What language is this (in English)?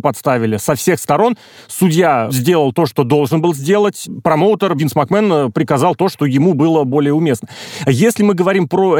Russian